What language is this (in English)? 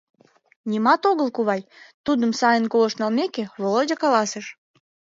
Mari